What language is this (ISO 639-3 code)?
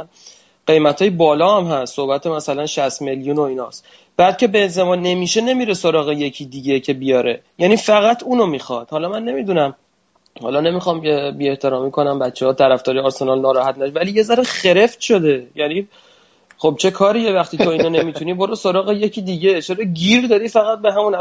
fas